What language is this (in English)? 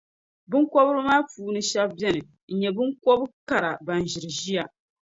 Dagbani